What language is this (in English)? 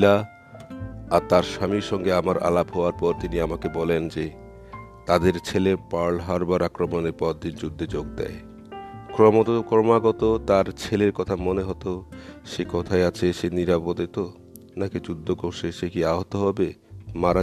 Bangla